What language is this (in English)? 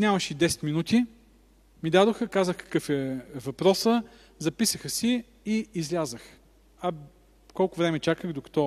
Bulgarian